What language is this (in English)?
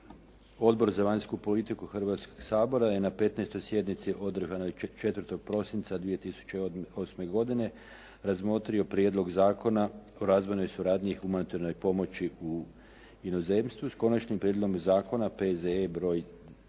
Croatian